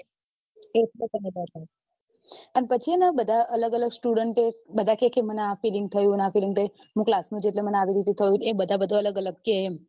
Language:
Gujarati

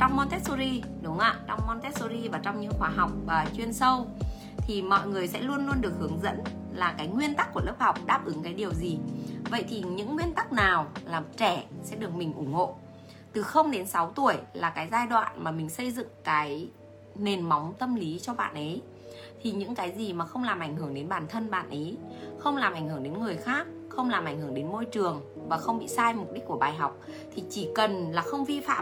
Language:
Vietnamese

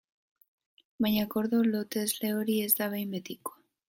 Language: Basque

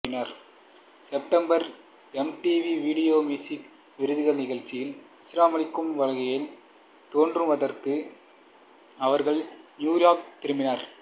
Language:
Tamil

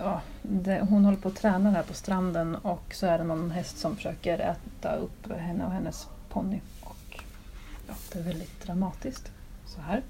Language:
Swedish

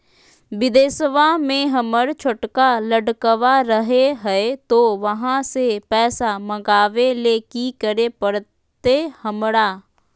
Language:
Magahi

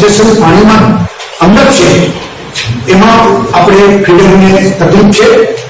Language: Gujarati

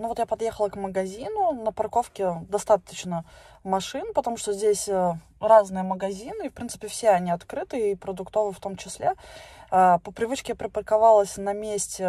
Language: Russian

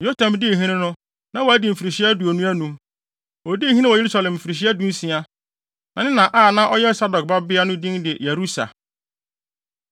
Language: Akan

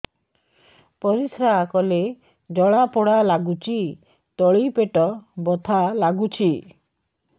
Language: Odia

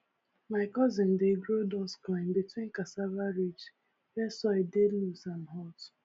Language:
Nigerian Pidgin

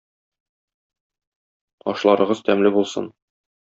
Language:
Tatar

